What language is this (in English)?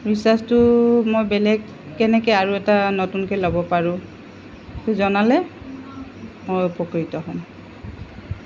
Assamese